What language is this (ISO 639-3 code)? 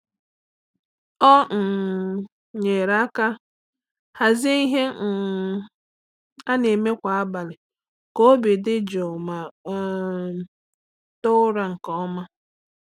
ibo